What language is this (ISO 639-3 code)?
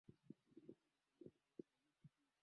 swa